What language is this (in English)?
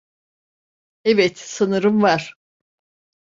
Turkish